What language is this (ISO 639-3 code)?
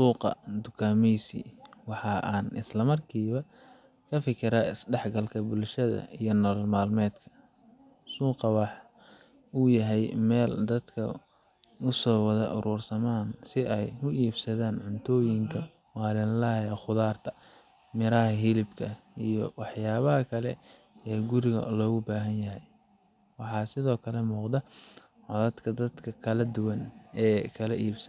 som